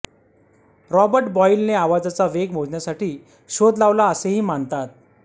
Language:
Marathi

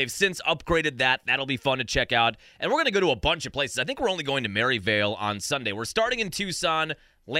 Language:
English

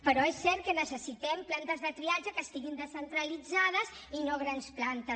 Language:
Catalan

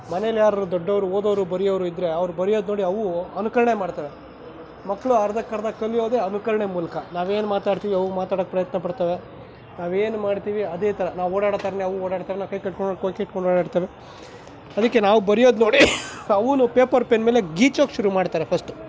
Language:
Kannada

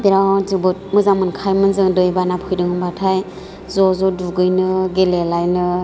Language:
Bodo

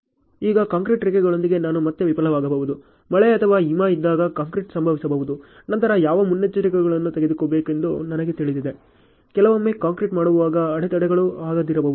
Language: Kannada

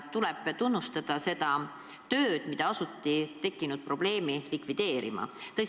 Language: Estonian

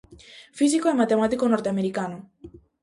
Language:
Galician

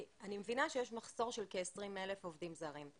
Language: Hebrew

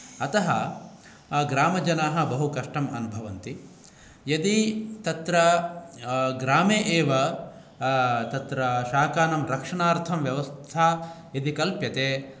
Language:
Sanskrit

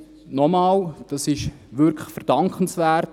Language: Swiss German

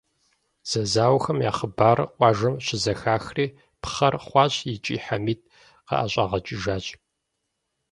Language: Kabardian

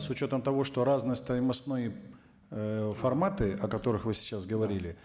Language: Kazakh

